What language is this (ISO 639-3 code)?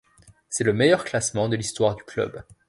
fra